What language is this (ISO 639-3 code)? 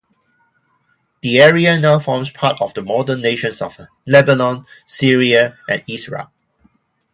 eng